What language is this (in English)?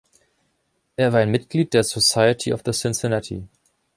German